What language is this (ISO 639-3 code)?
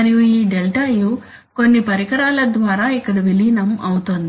tel